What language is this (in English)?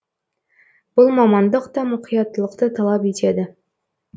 Kazakh